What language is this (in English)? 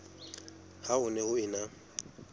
Southern Sotho